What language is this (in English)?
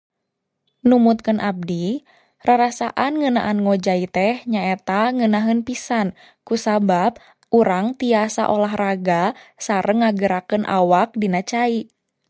Sundanese